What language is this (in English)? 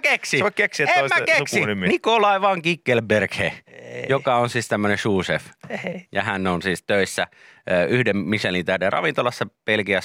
Finnish